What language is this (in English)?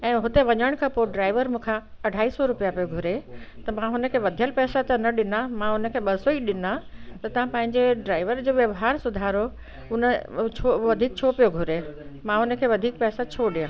Sindhi